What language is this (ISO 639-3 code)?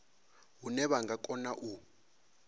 ven